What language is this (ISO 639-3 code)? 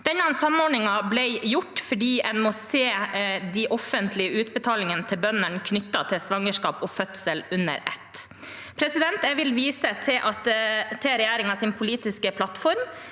nor